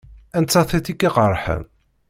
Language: Kabyle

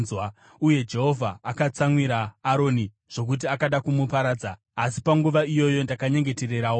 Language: Shona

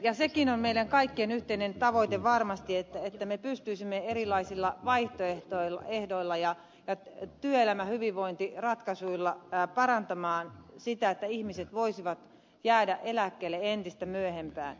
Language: Finnish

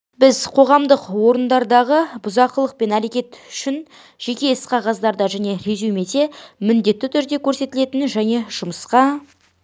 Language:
Kazakh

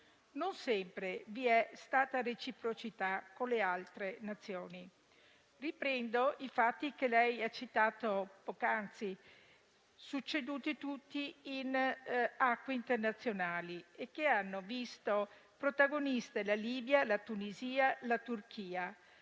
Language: Italian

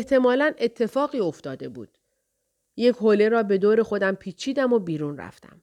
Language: Persian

